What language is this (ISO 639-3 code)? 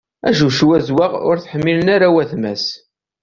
kab